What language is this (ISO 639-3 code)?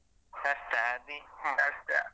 kan